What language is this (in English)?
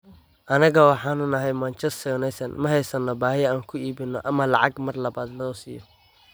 Somali